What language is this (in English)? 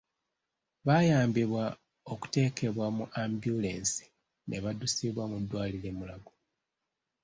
Ganda